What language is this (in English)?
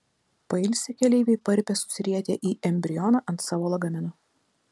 Lithuanian